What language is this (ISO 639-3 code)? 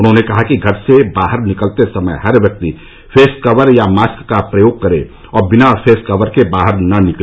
hin